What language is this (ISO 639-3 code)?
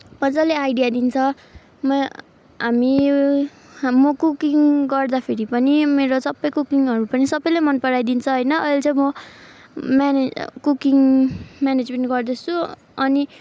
nep